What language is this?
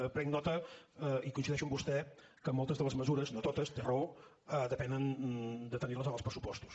Catalan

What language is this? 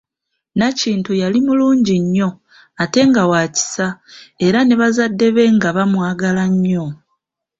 Ganda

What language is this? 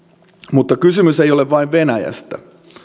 Finnish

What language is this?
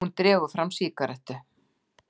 Icelandic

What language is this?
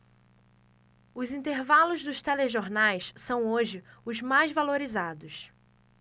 Portuguese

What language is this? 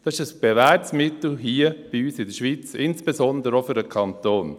Swiss German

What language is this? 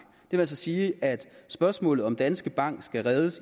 Danish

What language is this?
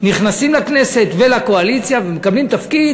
Hebrew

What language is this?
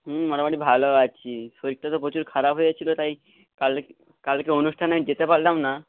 Bangla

